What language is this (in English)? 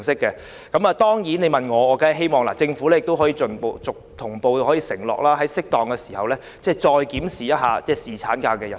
Cantonese